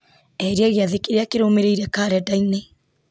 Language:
Kikuyu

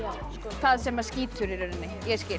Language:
Icelandic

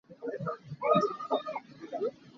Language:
Hakha Chin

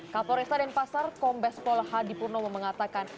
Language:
Indonesian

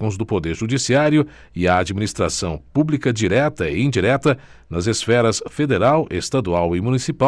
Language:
Portuguese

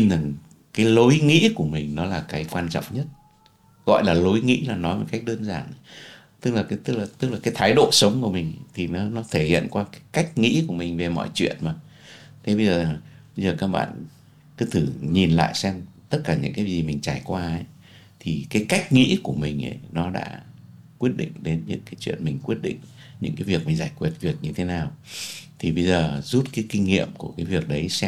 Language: Vietnamese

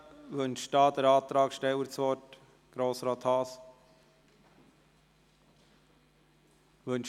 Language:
Swiss German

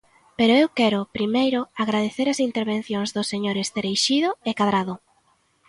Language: Galician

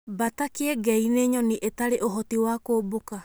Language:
Kikuyu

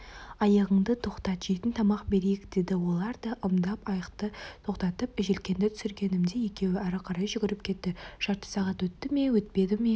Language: Kazakh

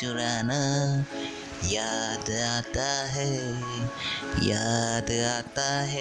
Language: Hindi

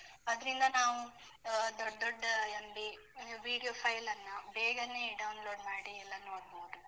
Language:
Kannada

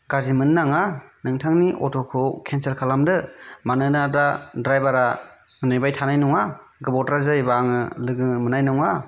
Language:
Bodo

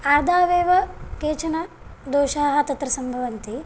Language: Sanskrit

